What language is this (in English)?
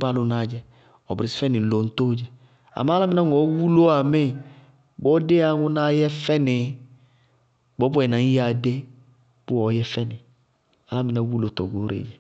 Bago-Kusuntu